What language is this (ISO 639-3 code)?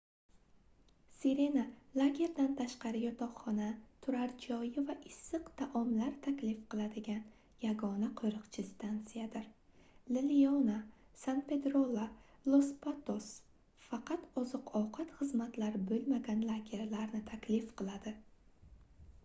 uzb